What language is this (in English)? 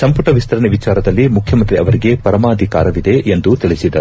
Kannada